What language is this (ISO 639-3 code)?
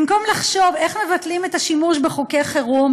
heb